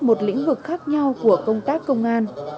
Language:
Vietnamese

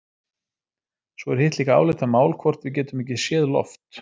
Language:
Icelandic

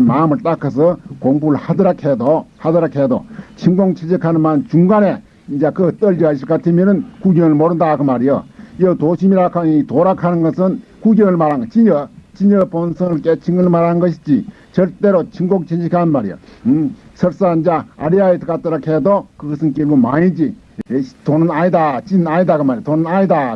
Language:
Korean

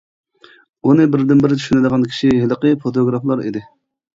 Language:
Uyghur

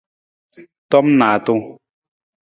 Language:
Nawdm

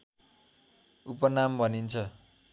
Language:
Nepali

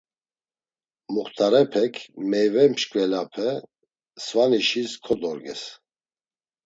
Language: Laz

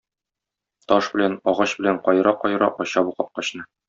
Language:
Tatar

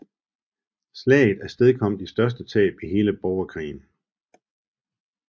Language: Danish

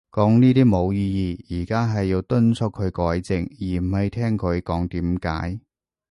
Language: Cantonese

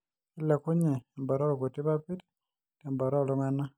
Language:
Masai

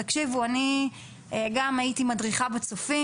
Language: Hebrew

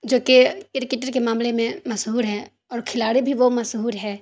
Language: Urdu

